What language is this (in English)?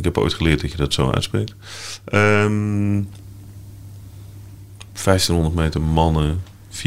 Dutch